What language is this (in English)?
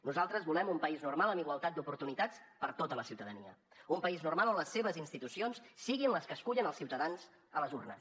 Catalan